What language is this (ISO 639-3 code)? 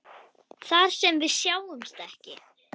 isl